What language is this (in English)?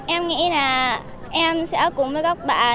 Vietnamese